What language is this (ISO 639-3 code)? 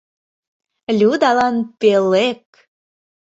chm